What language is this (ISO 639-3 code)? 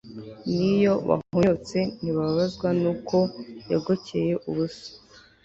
kin